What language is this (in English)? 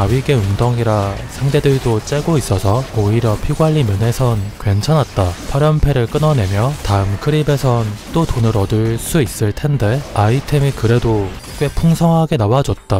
Korean